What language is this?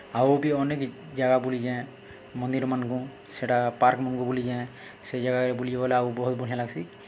Odia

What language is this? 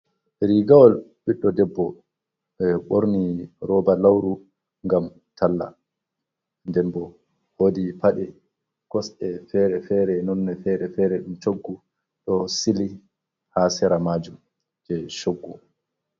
Fula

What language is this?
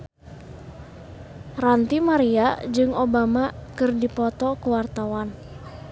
Sundanese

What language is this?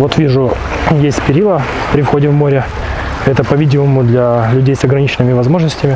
Russian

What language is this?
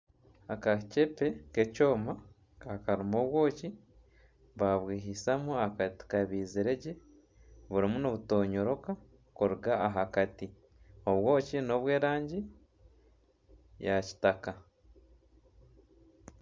Nyankole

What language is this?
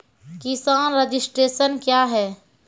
Maithili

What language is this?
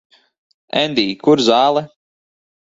Latvian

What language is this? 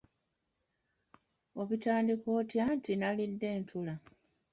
Ganda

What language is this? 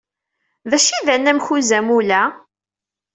Kabyle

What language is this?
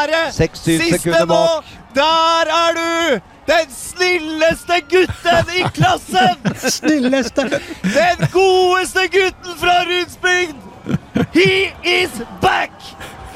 Danish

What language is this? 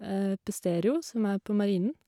Norwegian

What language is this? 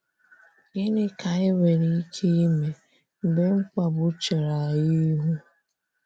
Igbo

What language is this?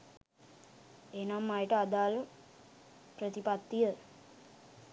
Sinhala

